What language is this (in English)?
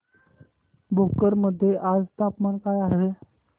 Marathi